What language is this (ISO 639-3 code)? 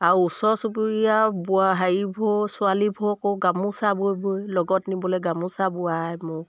asm